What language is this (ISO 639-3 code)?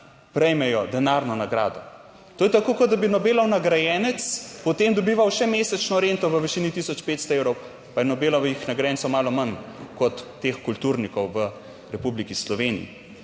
slv